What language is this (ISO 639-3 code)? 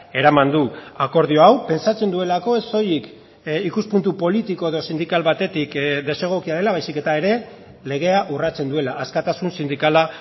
eus